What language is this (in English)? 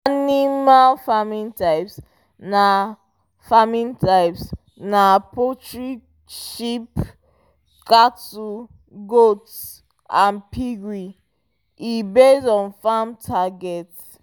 Nigerian Pidgin